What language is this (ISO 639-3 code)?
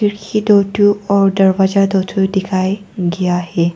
hin